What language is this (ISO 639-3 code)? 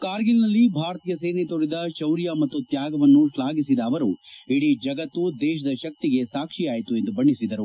kan